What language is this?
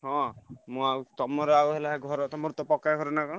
Odia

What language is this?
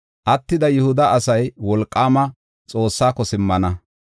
Gofa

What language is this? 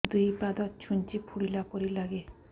Odia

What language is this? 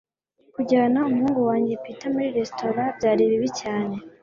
Kinyarwanda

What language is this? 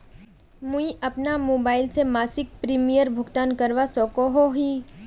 Magahi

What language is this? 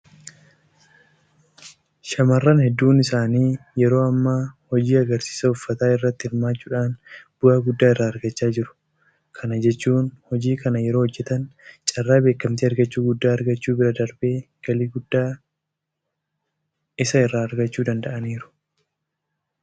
Oromo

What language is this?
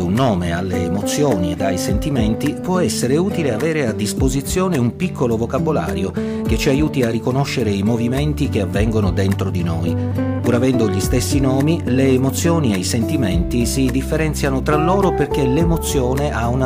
Italian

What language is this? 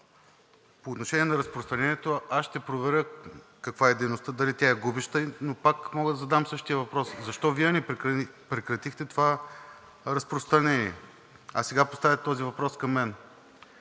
Bulgarian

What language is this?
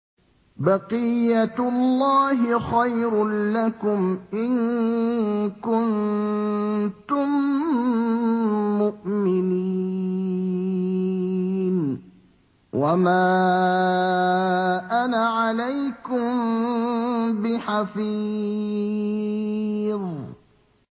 Arabic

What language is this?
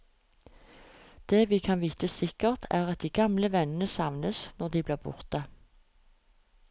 Norwegian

